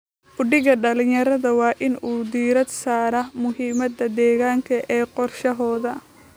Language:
Somali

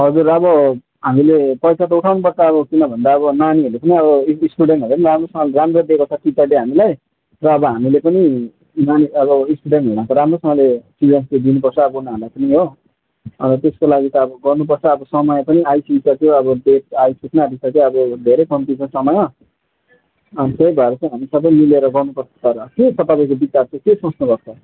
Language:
Nepali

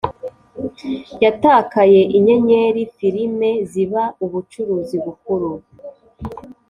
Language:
Kinyarwanda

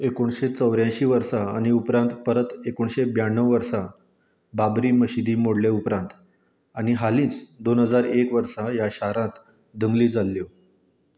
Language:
Konkani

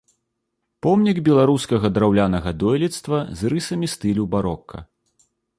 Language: Belarusian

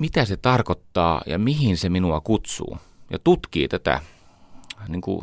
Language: Finnish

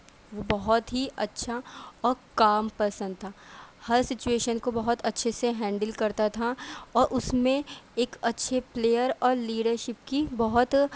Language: Urdu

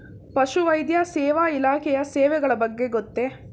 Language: Kannada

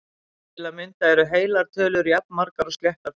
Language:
Icelandic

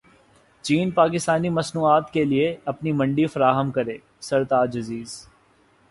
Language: Urdu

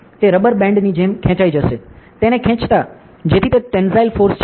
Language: Gujarati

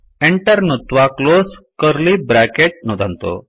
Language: Sanskrit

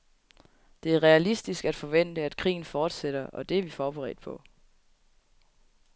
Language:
Danish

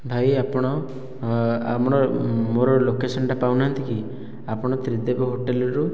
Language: Odia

